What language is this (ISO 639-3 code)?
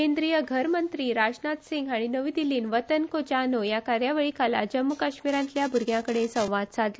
kok